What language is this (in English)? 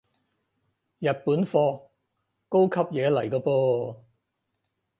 Cantonese